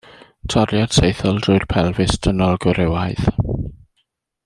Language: Welsh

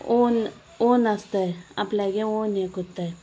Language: Konkani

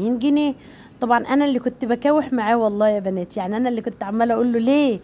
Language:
Arabic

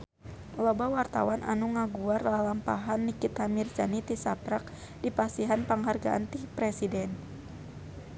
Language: Sundanese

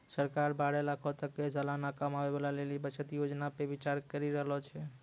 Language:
Maithili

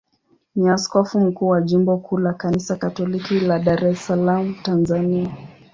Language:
Swahili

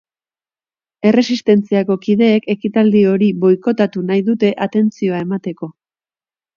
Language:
Basque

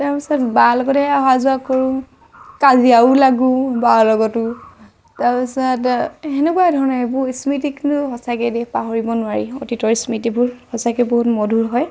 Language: Assamese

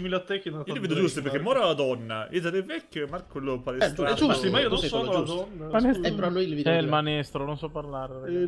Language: Italian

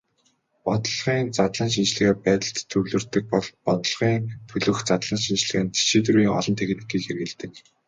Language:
Mongolian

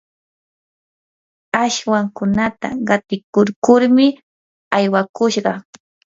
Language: Yanahuanca Pasco Quechua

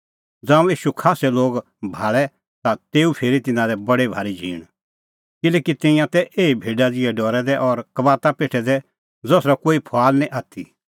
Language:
Kullu Pahari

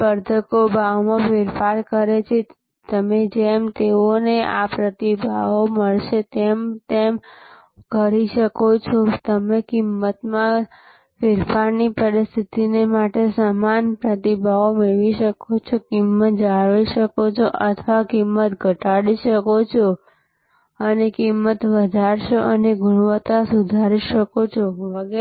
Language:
Gujarati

